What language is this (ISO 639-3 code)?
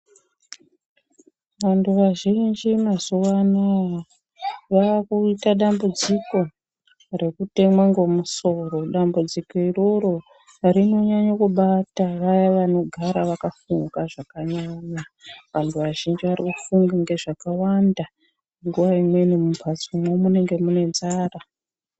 ndc